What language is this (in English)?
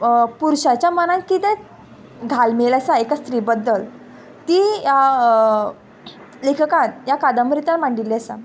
Konkani